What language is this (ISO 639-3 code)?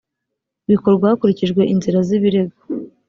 kin